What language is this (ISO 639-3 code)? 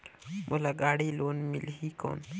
hne